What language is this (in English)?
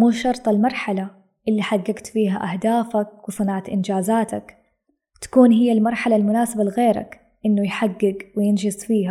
Arabic